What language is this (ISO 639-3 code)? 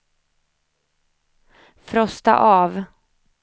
swe